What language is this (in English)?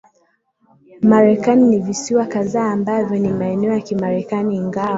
Swahili